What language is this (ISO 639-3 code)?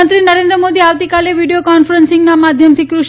guj